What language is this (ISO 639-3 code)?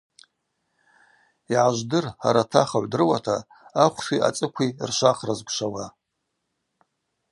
abq